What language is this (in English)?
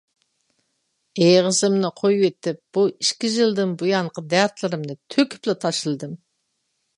Uyghur